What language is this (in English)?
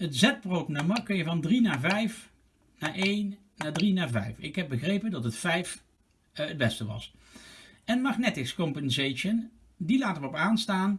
Dutch